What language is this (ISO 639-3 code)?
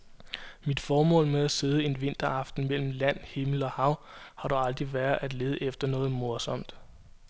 dan